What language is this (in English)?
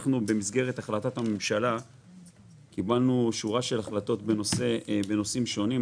Hebrew